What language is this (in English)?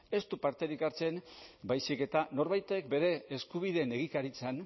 Basque